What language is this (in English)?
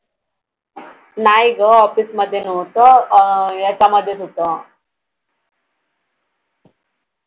Marathi